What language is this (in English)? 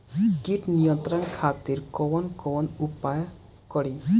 Bhojpuri